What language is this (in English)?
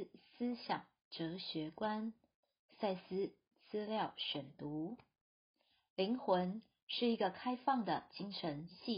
Chinese